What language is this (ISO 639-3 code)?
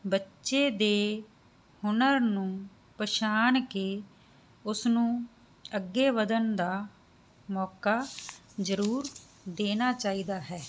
pan